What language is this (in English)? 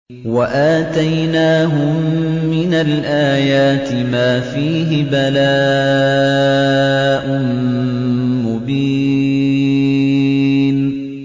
Arabic